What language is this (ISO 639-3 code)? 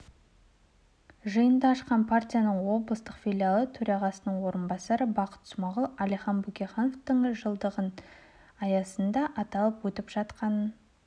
kaz